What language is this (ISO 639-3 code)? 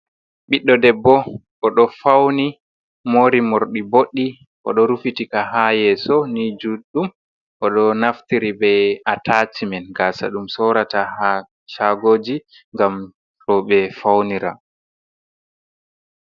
ful